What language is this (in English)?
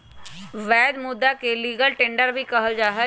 Magahi